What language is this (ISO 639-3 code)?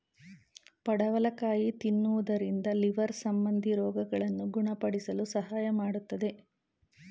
kan